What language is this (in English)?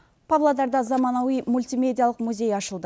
Kazakh